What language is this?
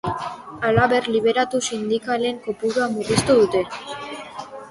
Basque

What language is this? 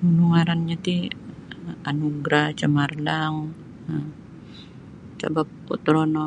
Sabah Bisaya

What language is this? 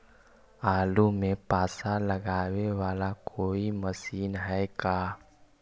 Magahi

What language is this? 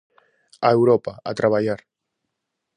Galician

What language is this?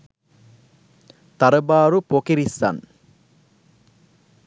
Sinhala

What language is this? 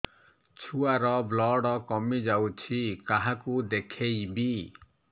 Odia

